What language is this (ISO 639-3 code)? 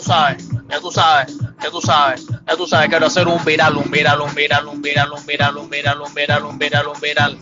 spa